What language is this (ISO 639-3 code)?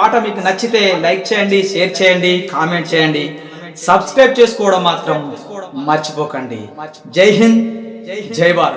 tel